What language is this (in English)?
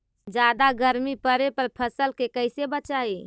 Magahi